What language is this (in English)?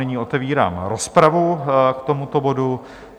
Czech